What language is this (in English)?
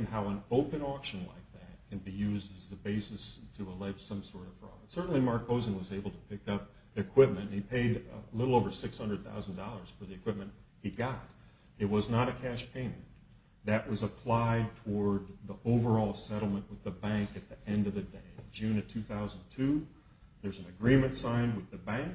English